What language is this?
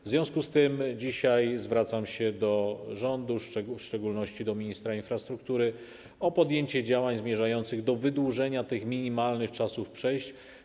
Polish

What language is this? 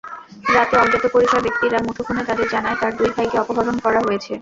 Bangla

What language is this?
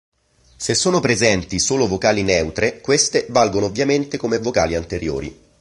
Italian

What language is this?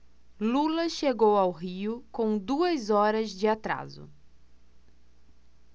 Portuguese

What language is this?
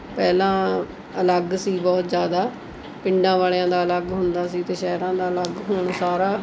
Punjabi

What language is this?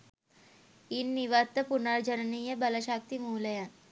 Sinhala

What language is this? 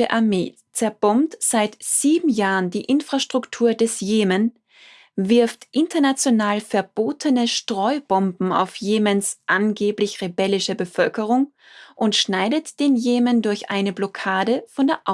German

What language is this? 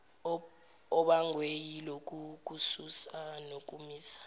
Zulu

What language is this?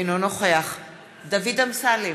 Hebrew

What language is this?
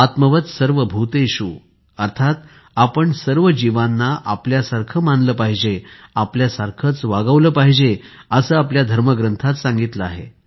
Marathi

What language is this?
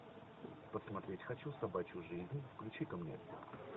Russian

